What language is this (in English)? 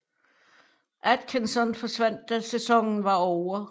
Danish